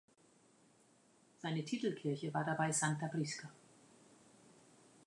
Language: German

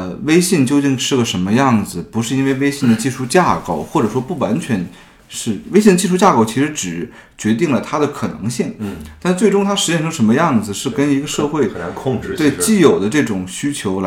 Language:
Chinese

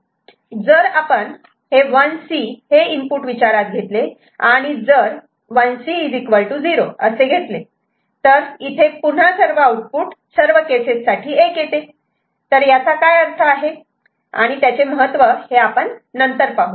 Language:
Marathi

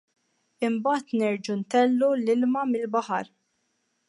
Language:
Maltese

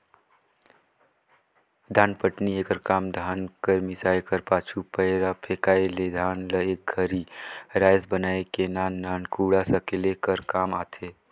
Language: Chhattisgarhi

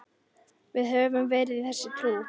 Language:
Icelandic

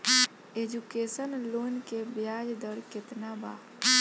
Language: Bhojpuri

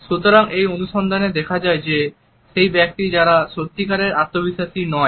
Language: Bangla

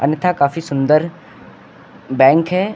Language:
Hindi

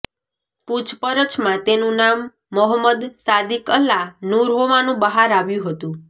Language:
Gujarati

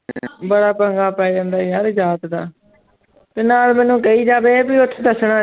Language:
Punjabi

